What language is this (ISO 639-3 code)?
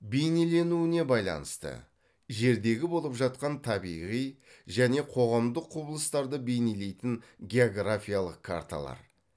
kaz